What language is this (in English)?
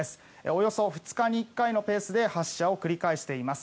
Japanese